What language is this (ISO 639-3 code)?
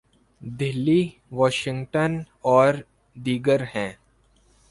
urd